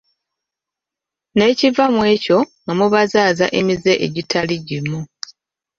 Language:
Ganda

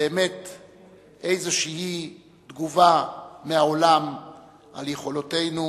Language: Hebrew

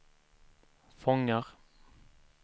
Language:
Swedish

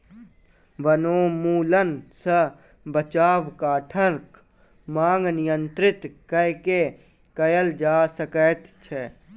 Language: Maithili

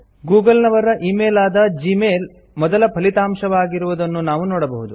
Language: Kannada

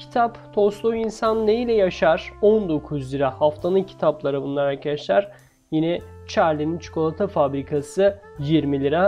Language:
Turkish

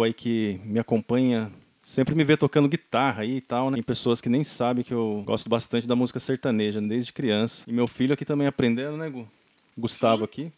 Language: Portuguese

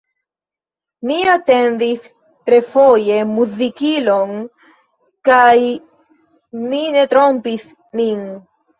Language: Esperanto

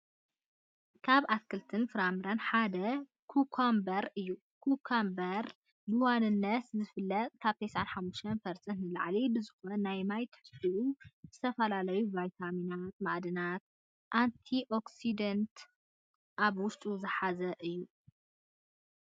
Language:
Tigrinya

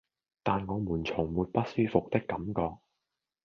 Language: Cantonese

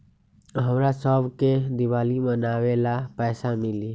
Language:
Magahi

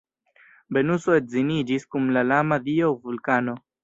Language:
Esperanto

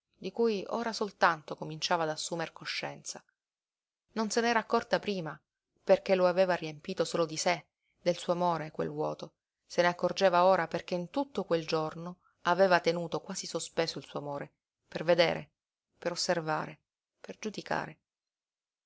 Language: Italian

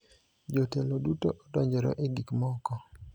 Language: Luo (Kenya and Tanzania)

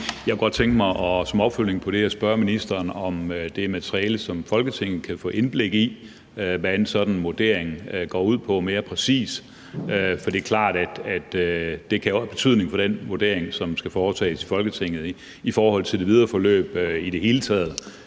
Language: Danish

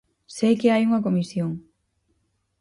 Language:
Galician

